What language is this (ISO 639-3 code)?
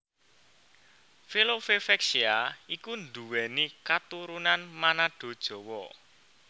jav